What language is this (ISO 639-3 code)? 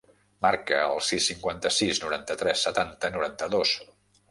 cat